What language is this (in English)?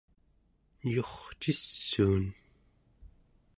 Central Yupik